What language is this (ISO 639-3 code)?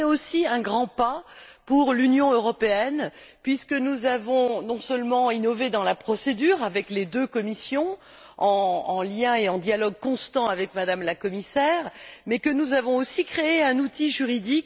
fra